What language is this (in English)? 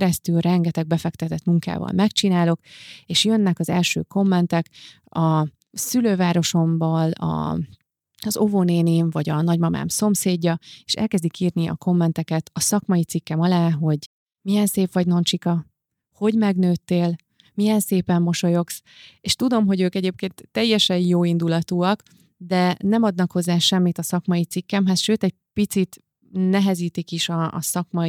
Hungarian